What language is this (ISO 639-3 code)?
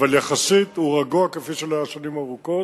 heb